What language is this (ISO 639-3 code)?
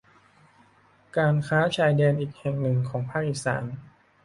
tha